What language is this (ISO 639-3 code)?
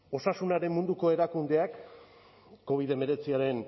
eus